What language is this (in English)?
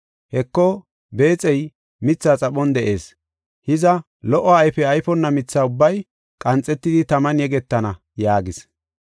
Gofa